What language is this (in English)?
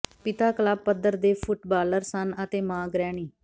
Punjabi